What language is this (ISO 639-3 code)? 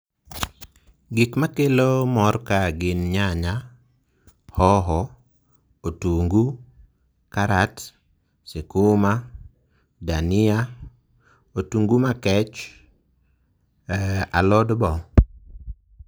luo